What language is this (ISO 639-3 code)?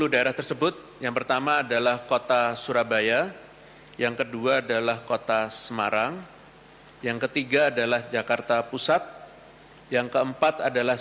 ind